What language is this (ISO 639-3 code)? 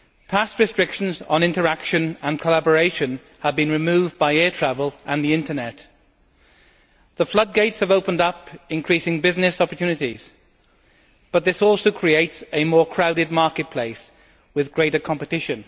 eng